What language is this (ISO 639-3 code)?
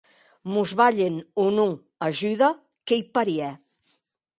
oci